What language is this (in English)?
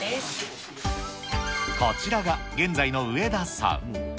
Japanese